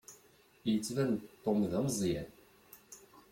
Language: Kabyle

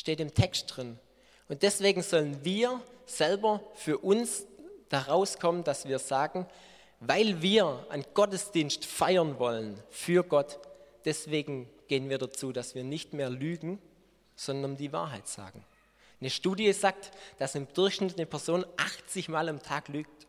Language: German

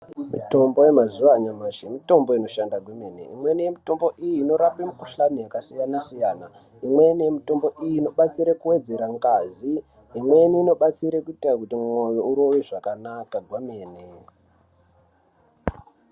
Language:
Ndau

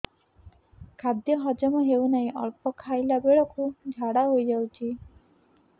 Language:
Odia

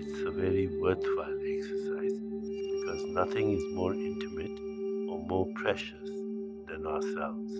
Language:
English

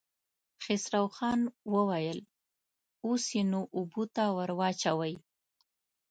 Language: Pashto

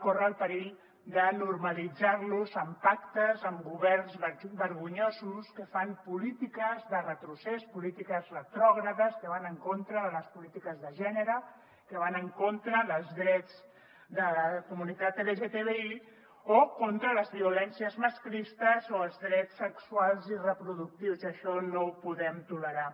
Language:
Catalan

